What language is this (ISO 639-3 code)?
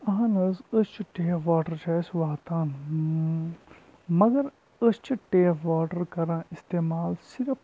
kas